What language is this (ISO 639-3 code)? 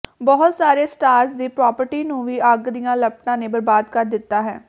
pan